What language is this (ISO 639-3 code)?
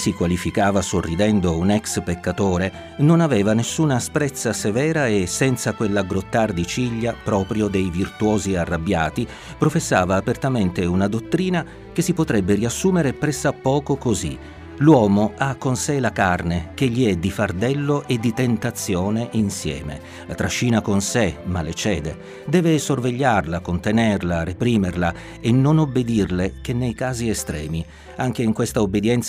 ita